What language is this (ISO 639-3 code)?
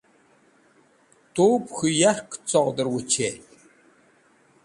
wbl